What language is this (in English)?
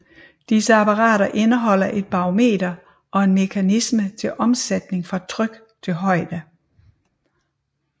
Danish